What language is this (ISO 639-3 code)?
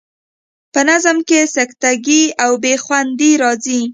pus